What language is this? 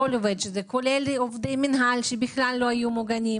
Hebrew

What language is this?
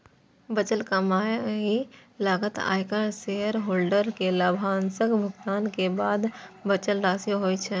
Maithili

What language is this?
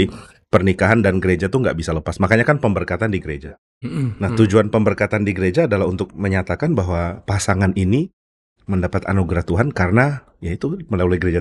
Indonesian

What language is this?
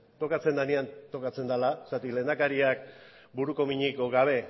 Basque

